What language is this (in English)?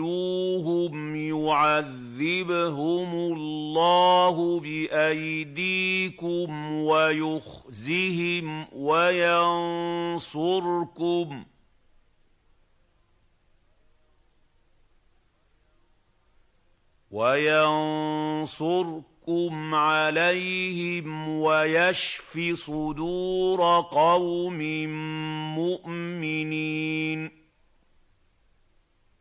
Arabic